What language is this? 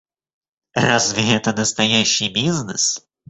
Russian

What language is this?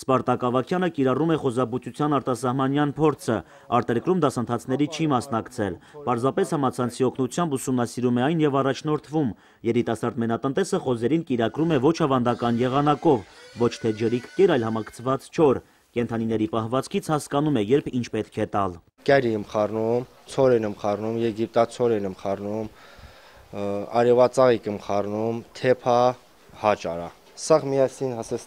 Turkish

